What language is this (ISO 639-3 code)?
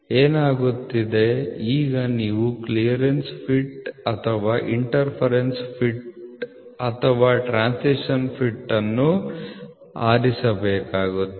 kan